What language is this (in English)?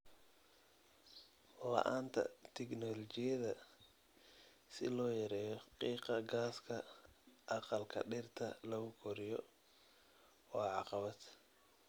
Somali